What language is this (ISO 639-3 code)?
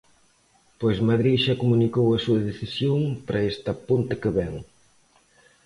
glg